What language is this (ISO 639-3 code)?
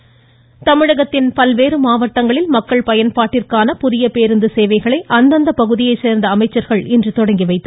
tam